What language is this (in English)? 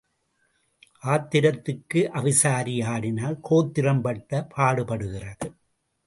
Tamil